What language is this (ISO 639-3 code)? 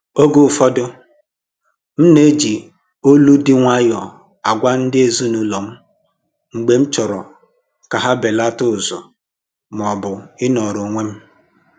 ibo